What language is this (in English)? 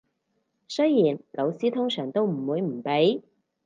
Cantonese